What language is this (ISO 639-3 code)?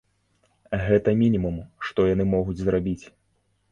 bel